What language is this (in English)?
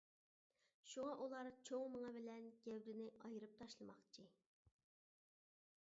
Uyghur